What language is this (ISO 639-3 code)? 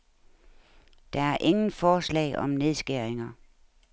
dan